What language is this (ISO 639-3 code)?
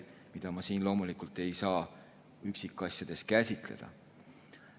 est